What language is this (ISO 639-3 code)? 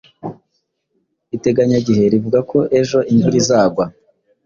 kin